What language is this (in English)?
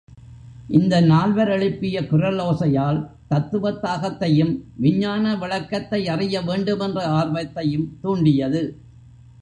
Tamil